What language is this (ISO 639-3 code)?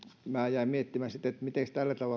fin